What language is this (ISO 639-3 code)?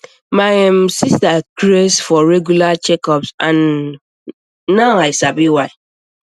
pcm